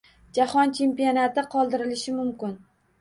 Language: Uzbek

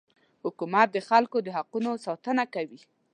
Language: Pashto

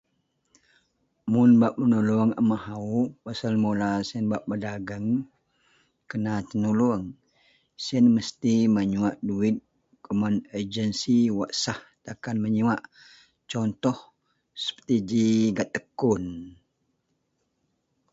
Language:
Central Melanau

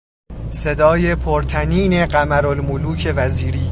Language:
Persian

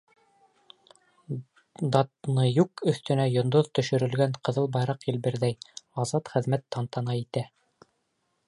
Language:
Bashkir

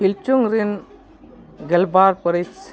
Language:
Santali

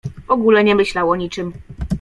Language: Polish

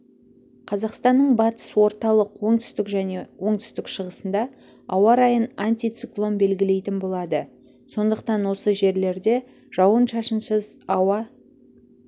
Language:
Kazakh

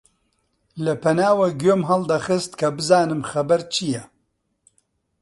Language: Central Kurdish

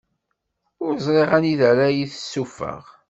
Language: Kabyle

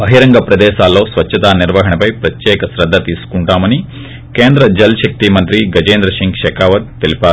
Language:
Telugu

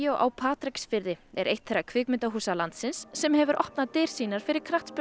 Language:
Icelandic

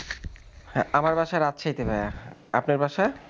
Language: Bangla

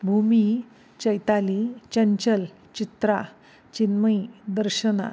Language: Marathi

